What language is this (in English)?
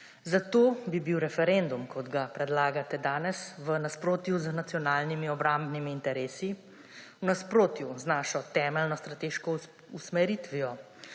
Slovenian